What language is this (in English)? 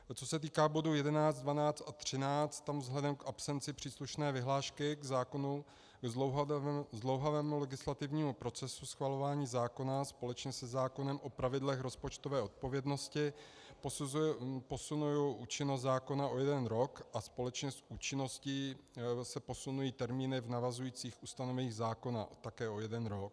Czech